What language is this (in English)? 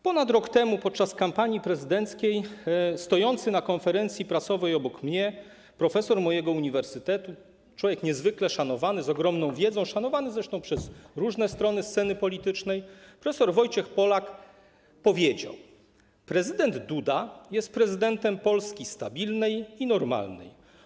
Polish